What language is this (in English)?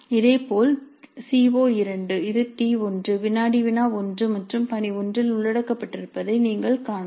Tamil